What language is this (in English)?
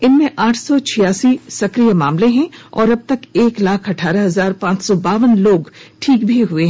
Hindi